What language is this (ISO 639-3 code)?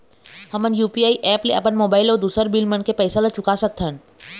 hne